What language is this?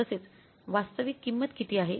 Marathi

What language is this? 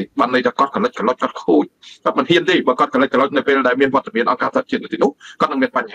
Thai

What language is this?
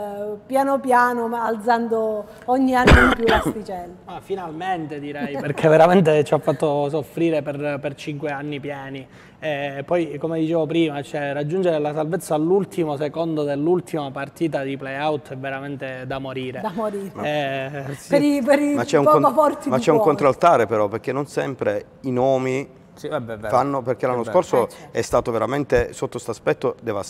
Italian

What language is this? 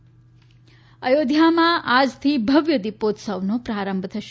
Gujarati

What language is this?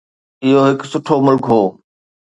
Sindhi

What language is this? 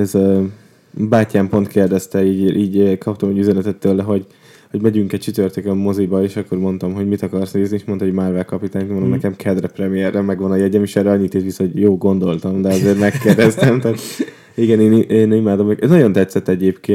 Hungarian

